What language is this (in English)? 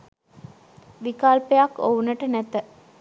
Sinhala